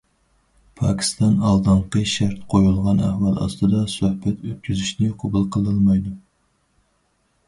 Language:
Uyghur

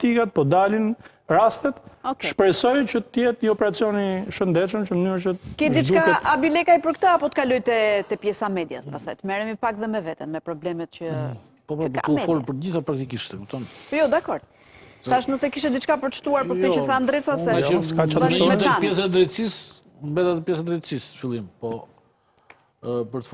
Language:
Romanian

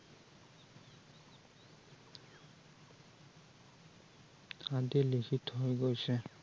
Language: Assamese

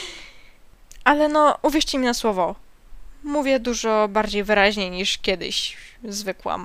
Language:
Polish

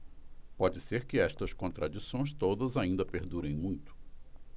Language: Portuguese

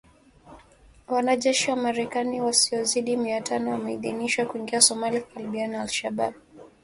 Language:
Swahili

